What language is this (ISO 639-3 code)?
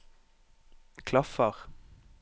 nor